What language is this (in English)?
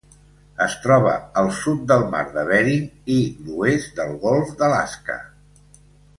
Catalan